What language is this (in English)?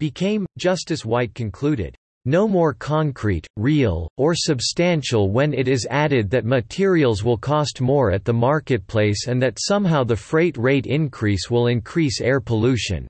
English